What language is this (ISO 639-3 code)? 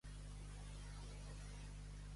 cat